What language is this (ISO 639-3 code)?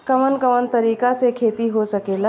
bho